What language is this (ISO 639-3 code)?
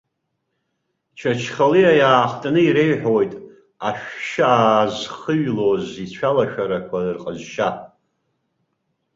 abk